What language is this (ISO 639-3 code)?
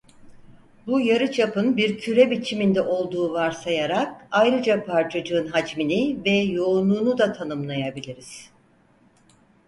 tur